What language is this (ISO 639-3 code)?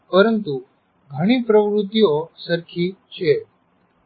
guj